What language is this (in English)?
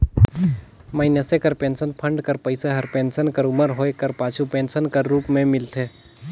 Chhattisgarhi